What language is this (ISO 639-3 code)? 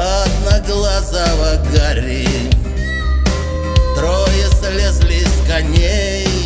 rus